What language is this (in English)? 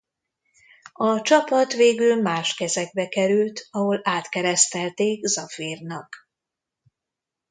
Hungarian